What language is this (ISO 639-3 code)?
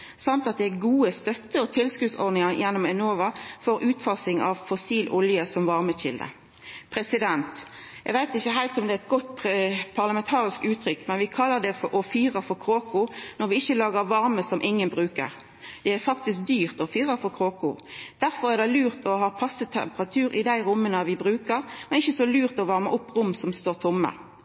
nno